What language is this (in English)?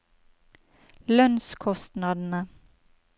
Norwegian